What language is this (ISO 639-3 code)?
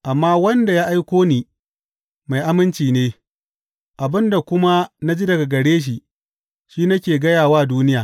hau